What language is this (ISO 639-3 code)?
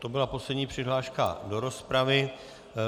ces